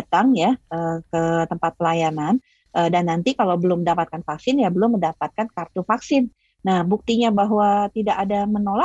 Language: Indonesian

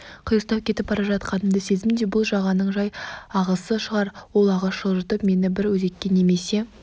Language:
Kazakh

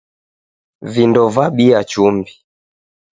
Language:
Taita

